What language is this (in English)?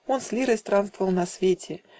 Russian